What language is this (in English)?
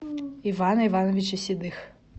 Russian